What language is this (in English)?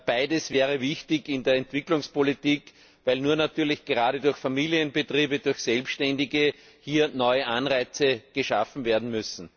German